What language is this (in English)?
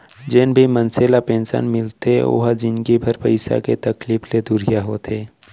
Chhattisgarhi